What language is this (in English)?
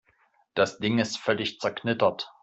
German